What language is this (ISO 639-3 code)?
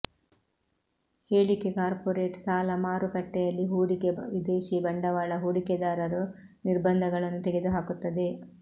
kan